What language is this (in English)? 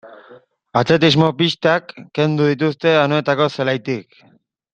Basque